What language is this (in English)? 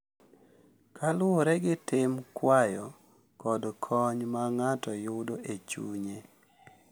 Luo (Kenya and Tanzania)